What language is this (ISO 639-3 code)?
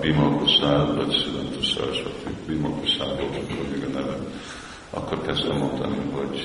hun